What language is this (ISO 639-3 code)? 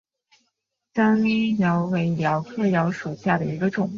zho